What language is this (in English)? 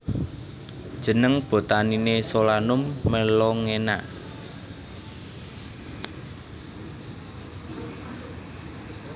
Javanese